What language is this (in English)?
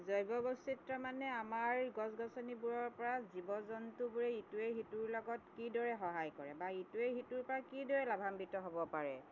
Assamese